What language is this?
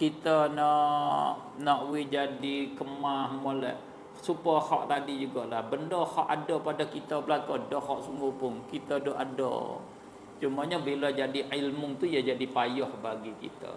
Malay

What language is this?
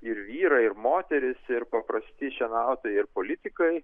Lithuanian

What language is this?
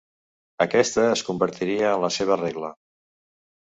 Catalan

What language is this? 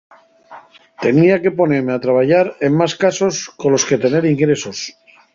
Asturian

